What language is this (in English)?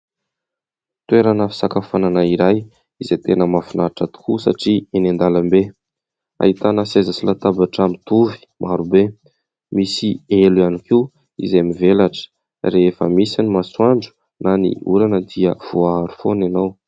Malagasy